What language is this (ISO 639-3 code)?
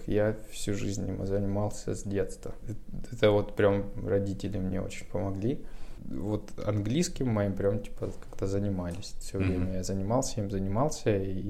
rus